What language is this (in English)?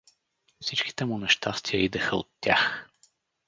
Bulgarian